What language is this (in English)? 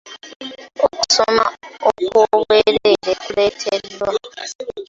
Ganda